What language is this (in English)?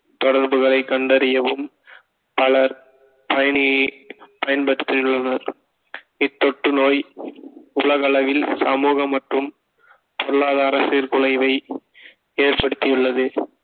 Tamil